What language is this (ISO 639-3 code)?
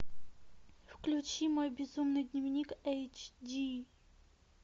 rus